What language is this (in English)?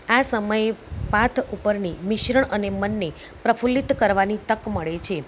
Gujarati